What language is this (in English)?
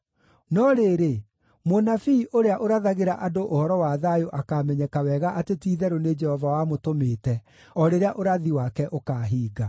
Kikuyu